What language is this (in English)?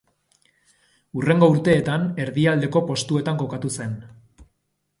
Basque